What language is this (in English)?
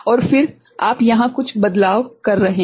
Hindi